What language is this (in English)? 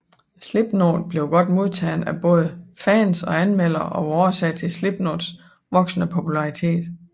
Danish